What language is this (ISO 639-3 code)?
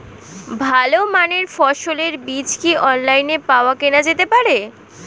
ben